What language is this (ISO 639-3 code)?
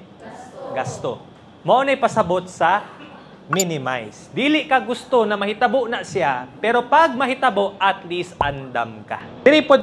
fil